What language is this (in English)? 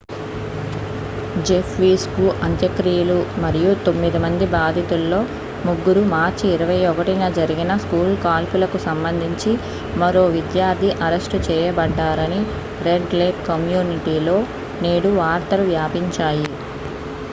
Telugu